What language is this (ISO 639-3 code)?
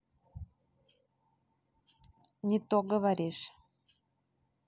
rus